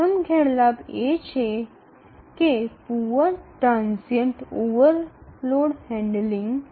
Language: Bangla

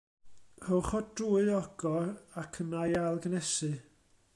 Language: Welsh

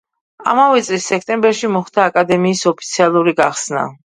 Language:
Georgian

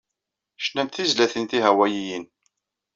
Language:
Kabyle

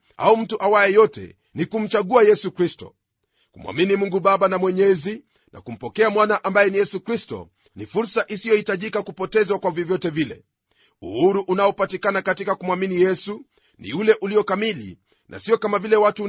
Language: Swahili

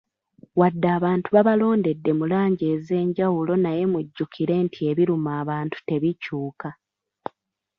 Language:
Ganda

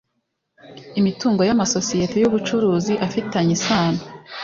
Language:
Kinyarwanda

